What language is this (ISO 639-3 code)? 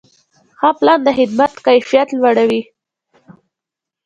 pus